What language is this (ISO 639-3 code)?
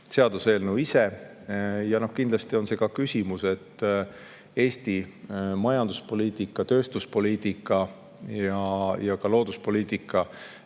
est